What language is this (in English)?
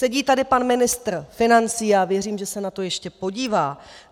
Czech